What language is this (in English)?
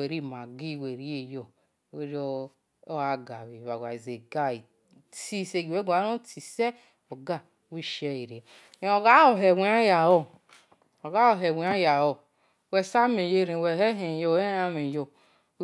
Esan